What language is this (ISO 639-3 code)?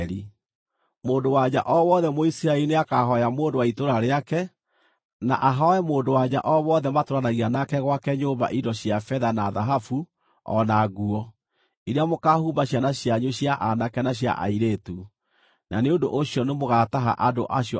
kik